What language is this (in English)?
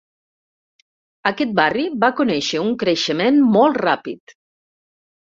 Catalan